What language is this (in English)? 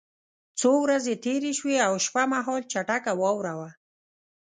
Pashto